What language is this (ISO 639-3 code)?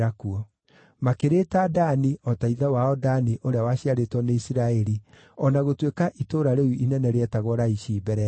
kik